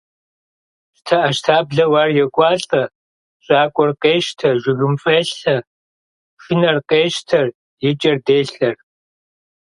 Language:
Kabardian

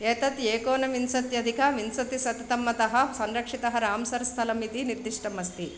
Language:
Sanskrit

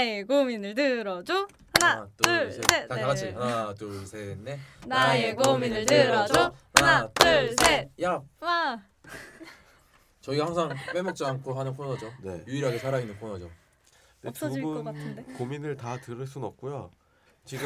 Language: Korean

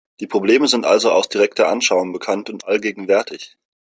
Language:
German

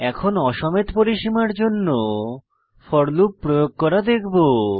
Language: Bangla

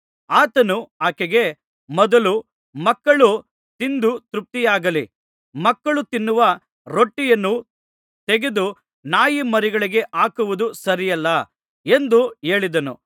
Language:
Kannada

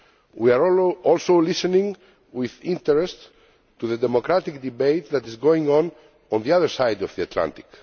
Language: English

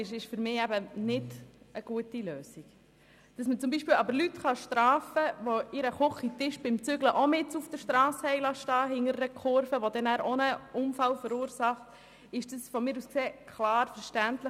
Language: Swiss German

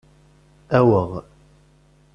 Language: Kabyle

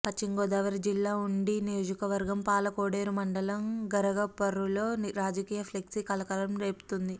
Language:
Telugu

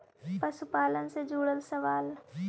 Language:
Magahi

